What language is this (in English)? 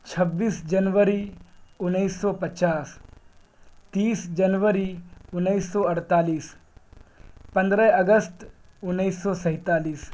Urdu